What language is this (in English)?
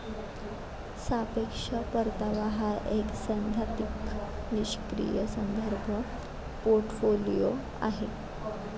Marathi